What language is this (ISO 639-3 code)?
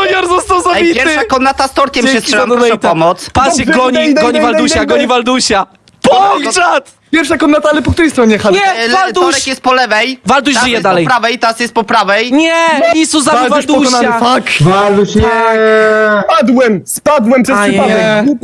pol